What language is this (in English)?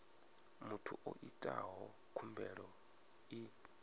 Venda